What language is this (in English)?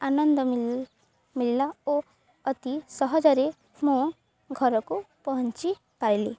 Odia